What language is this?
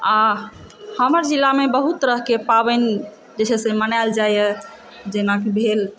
Maithili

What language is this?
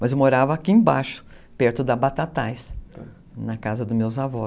Portuguese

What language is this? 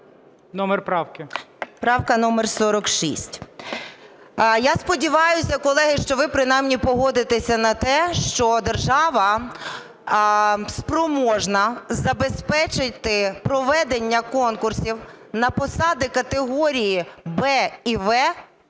Ukrainian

